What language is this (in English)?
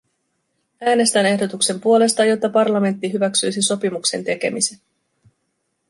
Finnish